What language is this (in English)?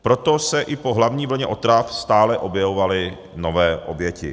Czech